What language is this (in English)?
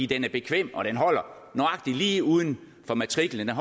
Danish